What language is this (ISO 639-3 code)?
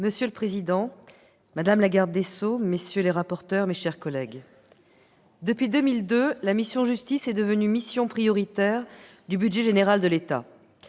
fra